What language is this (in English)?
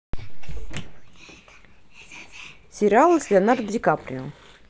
Russian